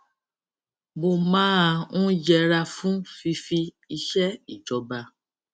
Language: Yoruba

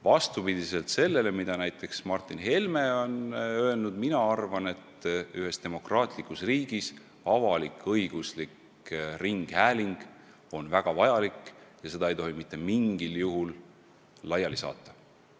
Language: Estonian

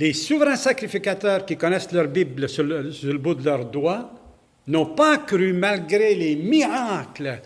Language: French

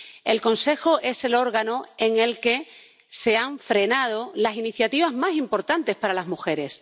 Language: Spanish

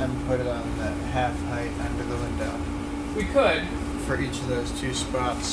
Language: English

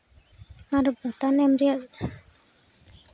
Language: Santali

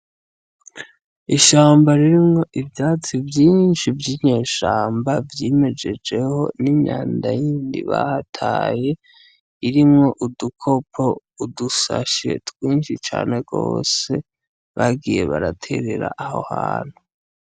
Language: Rundi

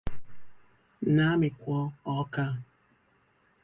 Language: Igbo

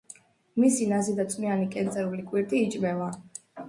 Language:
Georgian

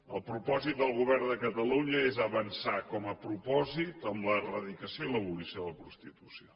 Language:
Catalan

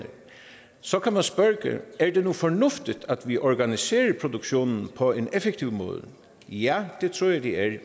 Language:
Danish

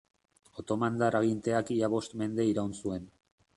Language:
Basque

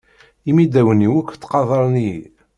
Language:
Kabyle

